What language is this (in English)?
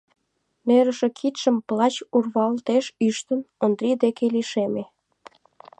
Mari